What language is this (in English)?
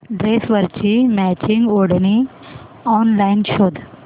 Marathi